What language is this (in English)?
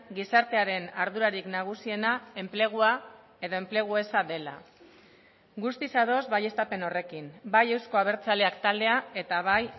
Basque